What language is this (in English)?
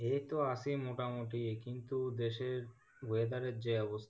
Bangla